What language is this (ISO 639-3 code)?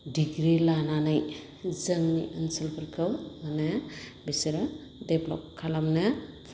brx